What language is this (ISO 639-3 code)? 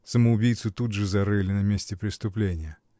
rus